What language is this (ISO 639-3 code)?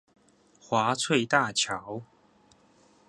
zho